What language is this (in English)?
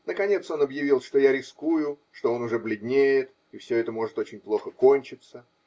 Russian